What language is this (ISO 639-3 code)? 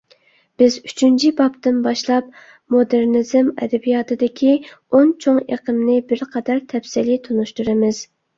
uig